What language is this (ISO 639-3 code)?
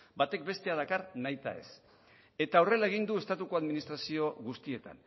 eus